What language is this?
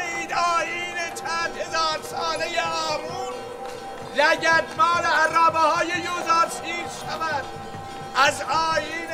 Persian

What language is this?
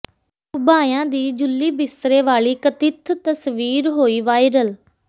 Punjabi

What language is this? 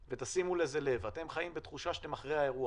Hebrew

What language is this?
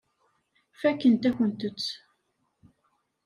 Kabyle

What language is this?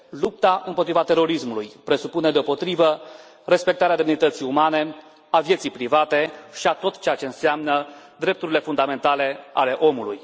Romanian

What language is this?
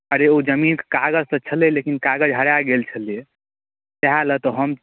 Maithili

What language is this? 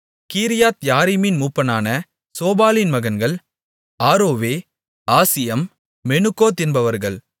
Tamil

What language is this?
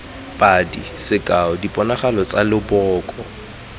Tswana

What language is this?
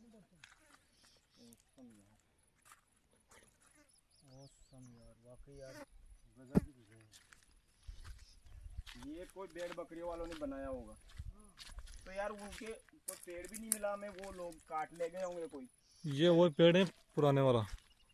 Hindi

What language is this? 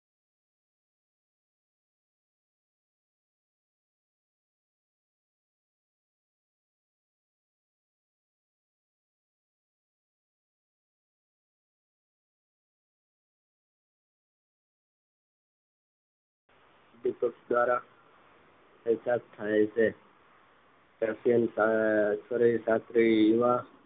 Gujarati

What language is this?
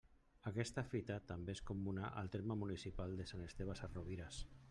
Catalan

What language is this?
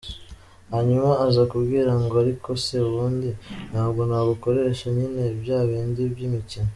Kinyarwanda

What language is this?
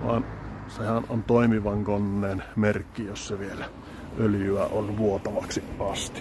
Finnish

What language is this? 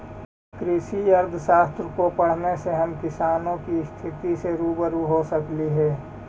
Magahi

